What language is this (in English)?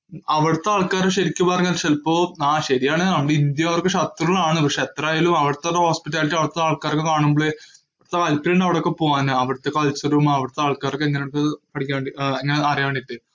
Malayalam